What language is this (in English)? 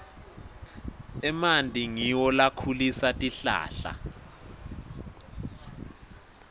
Swati